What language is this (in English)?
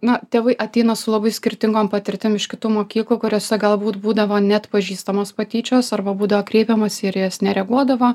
Lithuanian